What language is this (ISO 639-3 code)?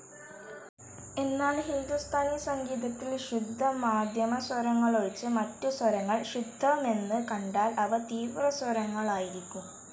mal